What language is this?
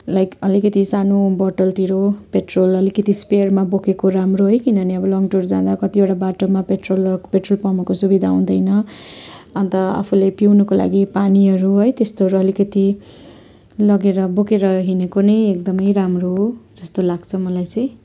Nepali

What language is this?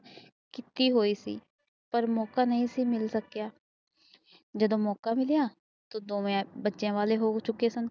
Punjabi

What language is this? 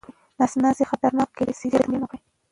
Pashto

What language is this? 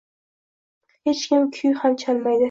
Uzbek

